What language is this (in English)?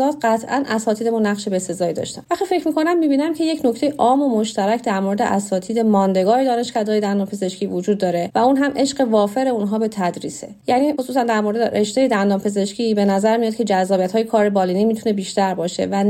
Persian